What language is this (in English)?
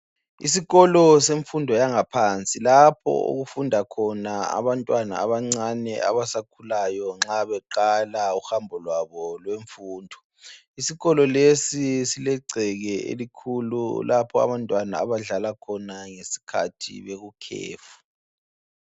North Ndebele